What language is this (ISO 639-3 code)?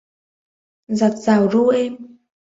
vie